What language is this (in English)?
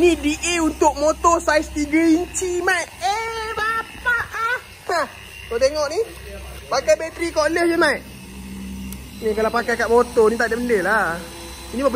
Malay